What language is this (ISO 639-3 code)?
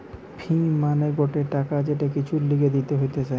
ben